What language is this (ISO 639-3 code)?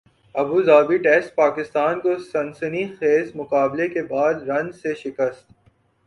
urd